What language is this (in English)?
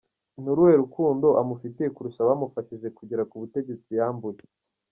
Kinyarwanda